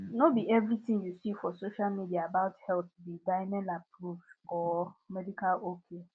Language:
Nigerian Pidgin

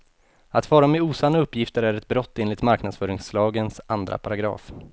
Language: Swedish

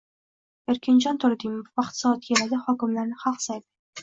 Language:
Uzbek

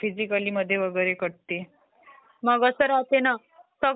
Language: Marathi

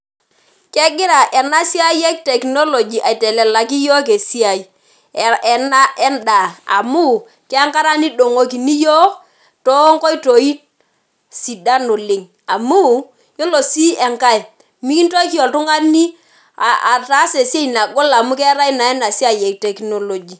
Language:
Masai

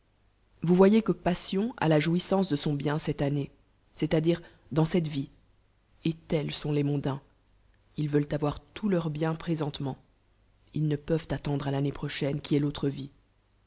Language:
French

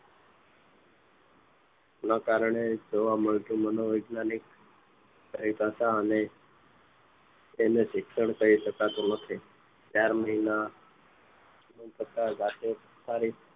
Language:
Gujarati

